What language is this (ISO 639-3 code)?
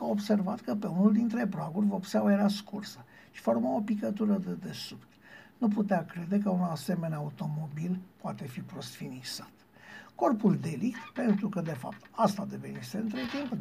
ron